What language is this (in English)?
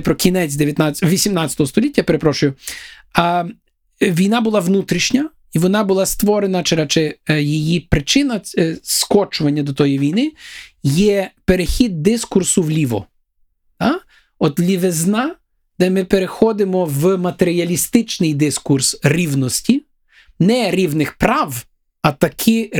Ukrainian